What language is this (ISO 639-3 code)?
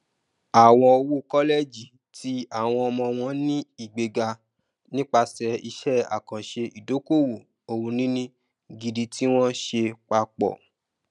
yor